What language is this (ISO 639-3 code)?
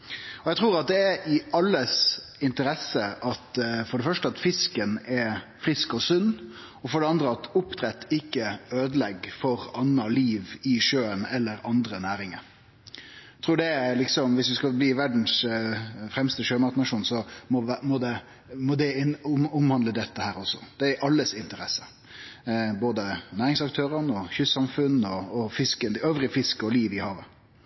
nno